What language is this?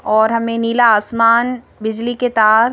Hindi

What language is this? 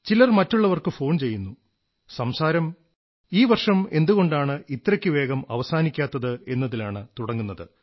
Malayalam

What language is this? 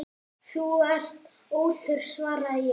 Icelandic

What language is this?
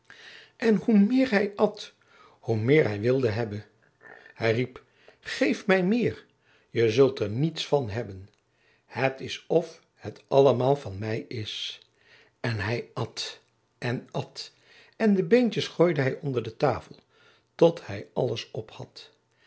Dutch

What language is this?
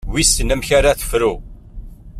Kabyle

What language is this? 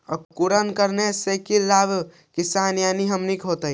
Magahi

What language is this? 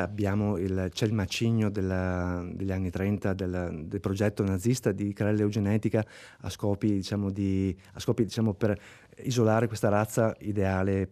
Italian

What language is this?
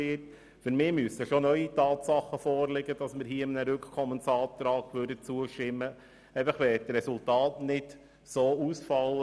Swiss German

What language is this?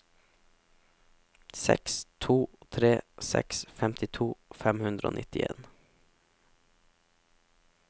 Norwegian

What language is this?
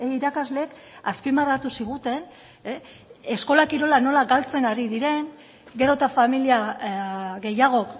Basque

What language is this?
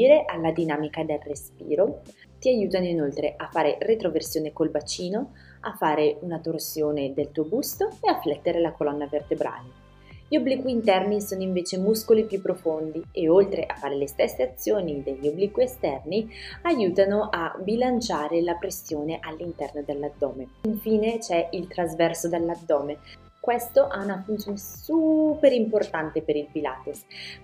Italian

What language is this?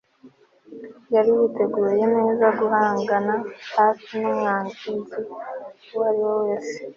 Kinyarwanda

